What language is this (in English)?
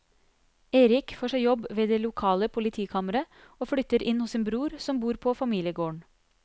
Norwegian